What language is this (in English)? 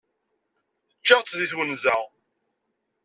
Kabyle